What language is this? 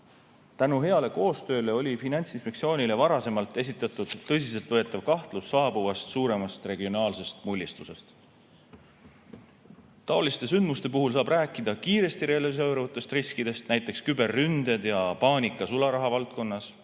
Estonian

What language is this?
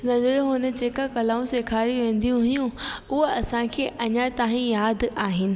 Sindhi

